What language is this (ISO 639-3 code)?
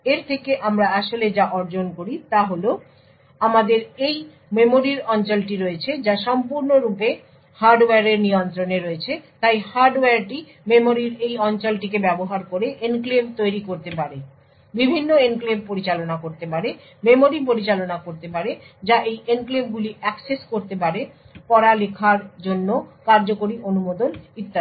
ben